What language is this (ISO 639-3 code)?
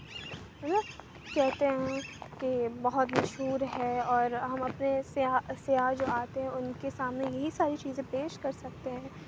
urd